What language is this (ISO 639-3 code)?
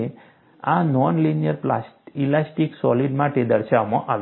guj